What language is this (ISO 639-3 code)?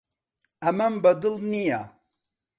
ckb